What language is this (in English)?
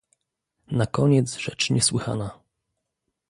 Polish